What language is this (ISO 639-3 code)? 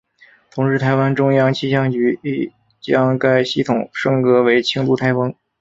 zho